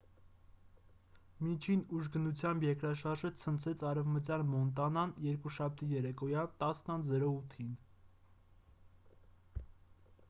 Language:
Armenian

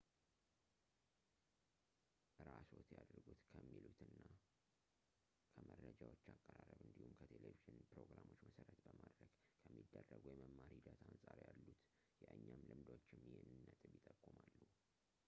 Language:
Amharic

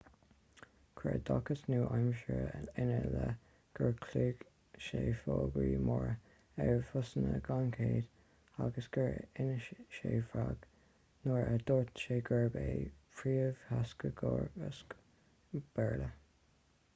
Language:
Irish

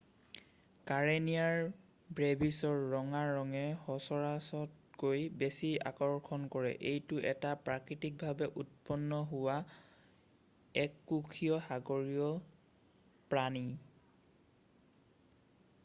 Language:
Assamese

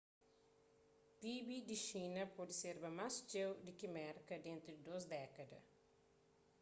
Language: Kabuverdianu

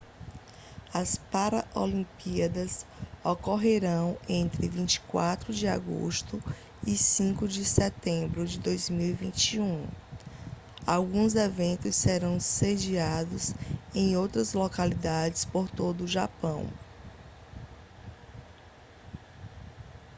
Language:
Portuguese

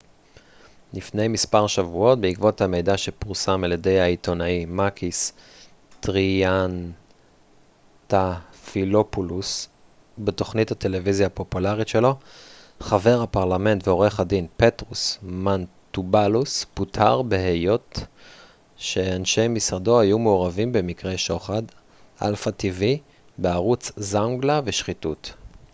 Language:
Hebrew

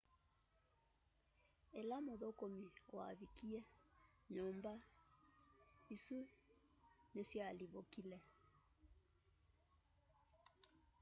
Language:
Kamba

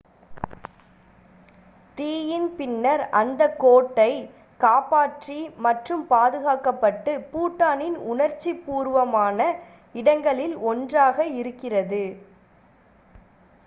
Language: Tamil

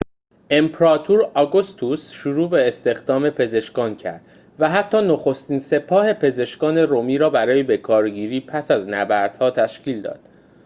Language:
Persian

